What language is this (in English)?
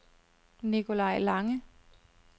Danish